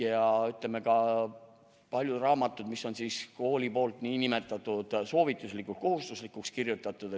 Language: Estonian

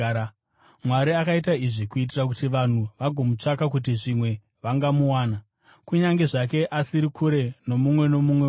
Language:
Shona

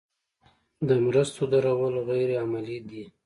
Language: Pashto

